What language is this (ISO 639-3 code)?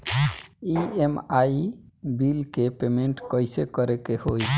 bho